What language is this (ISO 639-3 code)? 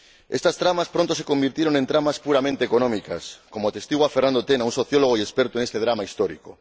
spa